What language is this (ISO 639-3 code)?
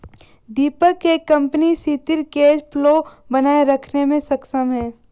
hin